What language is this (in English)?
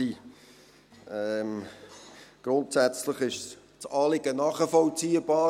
Swiss German